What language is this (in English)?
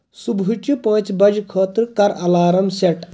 Kashmiri